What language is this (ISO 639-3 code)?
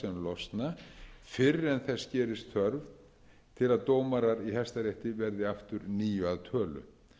isl